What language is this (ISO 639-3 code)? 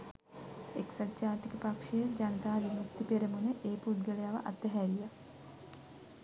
sin